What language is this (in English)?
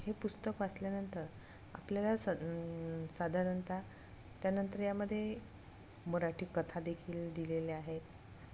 Marathi